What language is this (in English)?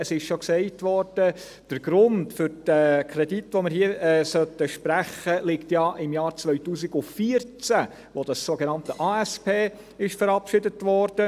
Swiss German